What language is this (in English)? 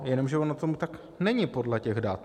Czech